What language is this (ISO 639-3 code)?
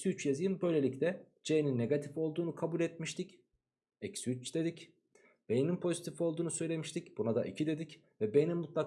tur